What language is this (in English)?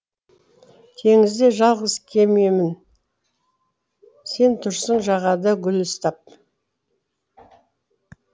Kazakh